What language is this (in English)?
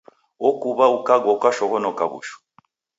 Taita